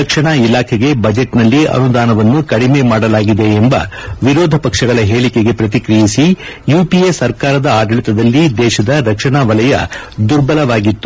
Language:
Kannada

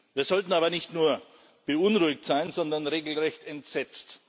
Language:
German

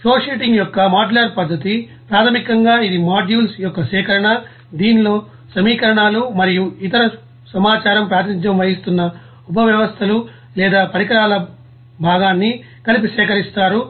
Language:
Telugu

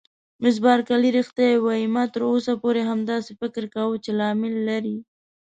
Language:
Pashto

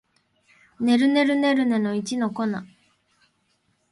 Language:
Japanese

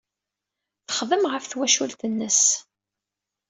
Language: Kabyle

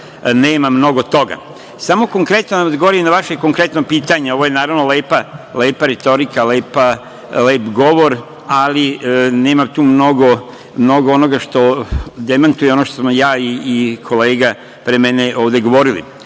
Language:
Serbian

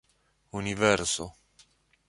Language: Esperanto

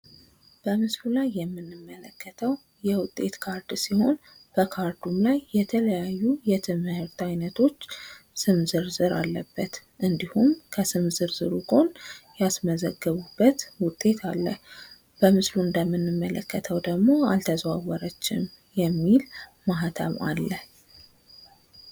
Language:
Amharic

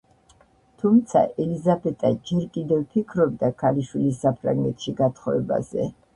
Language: Georgian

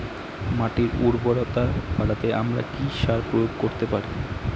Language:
Bangla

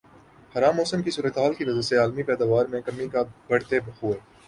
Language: Urdu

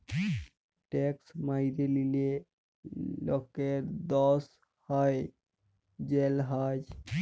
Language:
Bangla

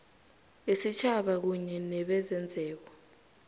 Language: South Ndebele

